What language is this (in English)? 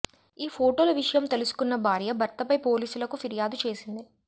Telugu